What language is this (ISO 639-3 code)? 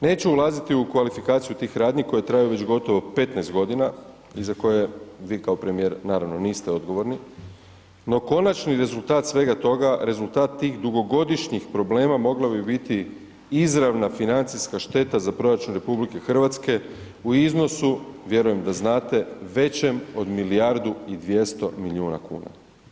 hrv